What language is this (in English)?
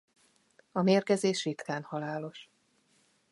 Hungarian